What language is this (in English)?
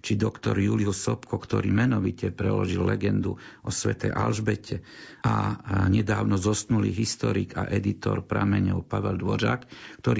Slovak